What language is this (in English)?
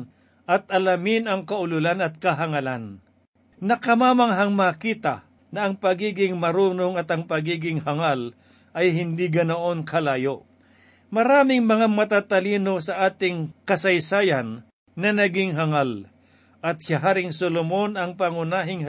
Filipino